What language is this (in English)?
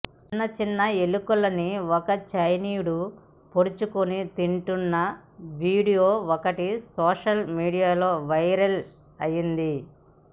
Telugu